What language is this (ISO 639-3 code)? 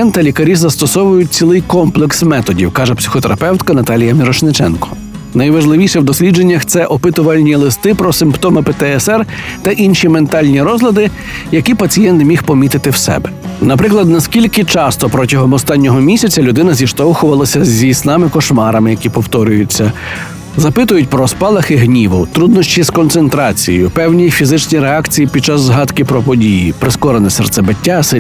ukr